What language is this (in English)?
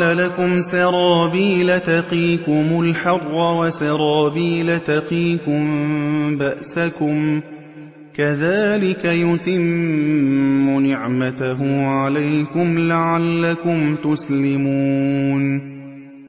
Arabic